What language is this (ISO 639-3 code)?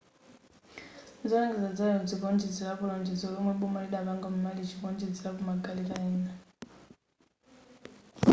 nya